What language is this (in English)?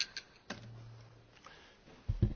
Spanish